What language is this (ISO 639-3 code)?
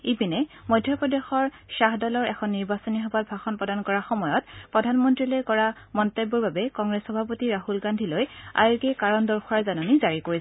asm